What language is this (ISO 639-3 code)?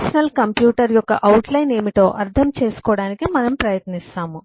tel